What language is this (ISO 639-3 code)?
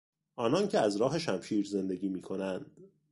fas